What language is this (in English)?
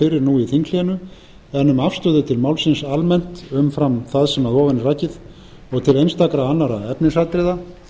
Icelandic